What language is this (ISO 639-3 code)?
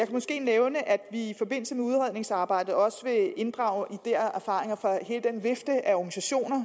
dan